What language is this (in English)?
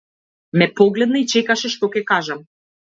Macedonian